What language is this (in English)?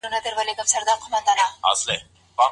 Pashto